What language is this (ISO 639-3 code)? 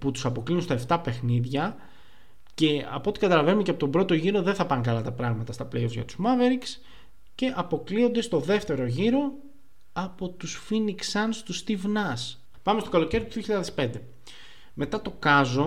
ell